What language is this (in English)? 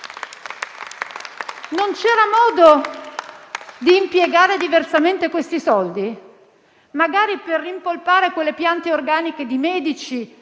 Italian